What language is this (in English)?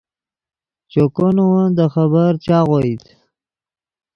Yidgha